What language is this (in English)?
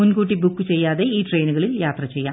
Malayalam